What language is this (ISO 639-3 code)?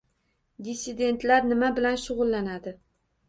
uzb